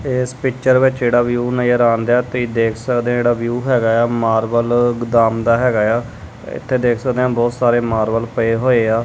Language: Punjabi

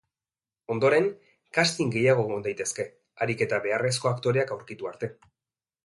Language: Basque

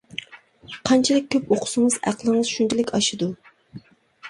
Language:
Uyghur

